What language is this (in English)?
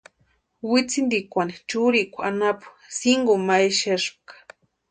Western Highland Purepecha